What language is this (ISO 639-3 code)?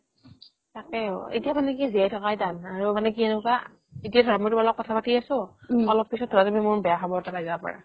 asm